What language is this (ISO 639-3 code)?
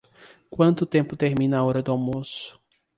por